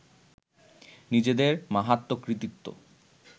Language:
Bangla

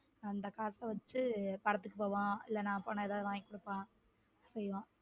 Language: Tamil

